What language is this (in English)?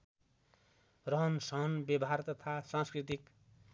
Nepali